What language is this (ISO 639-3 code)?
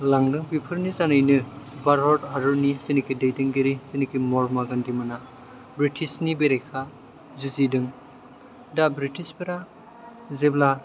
brx